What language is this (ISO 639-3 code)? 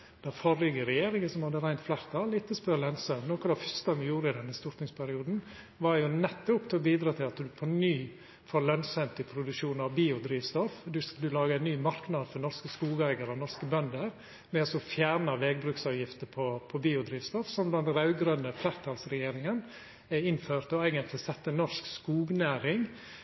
nno